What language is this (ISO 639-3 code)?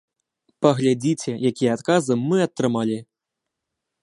bel